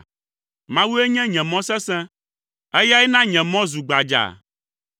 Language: Ewe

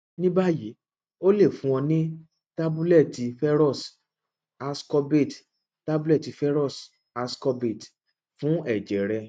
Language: Yoruba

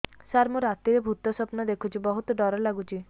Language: Odia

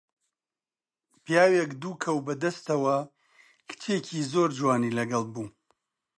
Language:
Central Kurdish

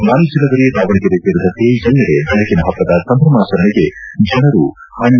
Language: Kannada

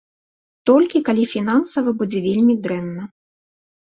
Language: Belarusian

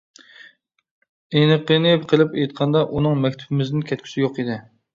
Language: Uyghur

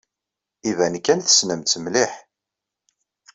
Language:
Kabyle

